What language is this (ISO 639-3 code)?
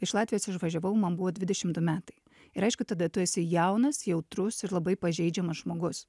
lit